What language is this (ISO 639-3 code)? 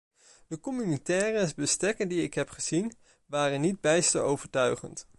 nld